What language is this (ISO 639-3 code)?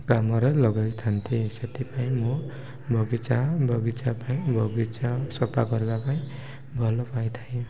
ori